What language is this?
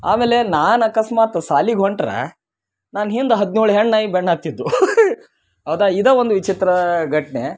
Kannada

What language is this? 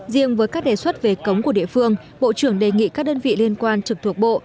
Vietnamese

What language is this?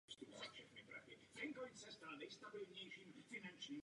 Czech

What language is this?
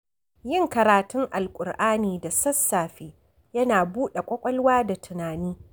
Hausa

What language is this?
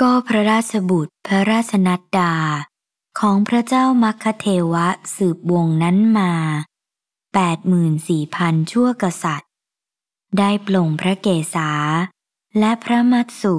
Thai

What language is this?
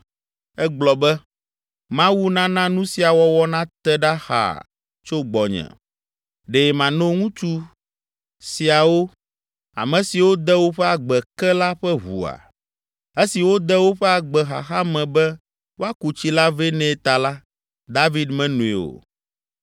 Ewe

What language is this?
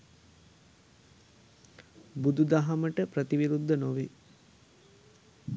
Sinhala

